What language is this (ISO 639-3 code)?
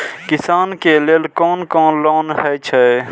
mai